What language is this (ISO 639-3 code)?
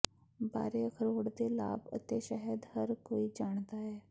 pan